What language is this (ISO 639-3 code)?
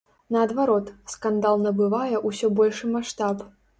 bel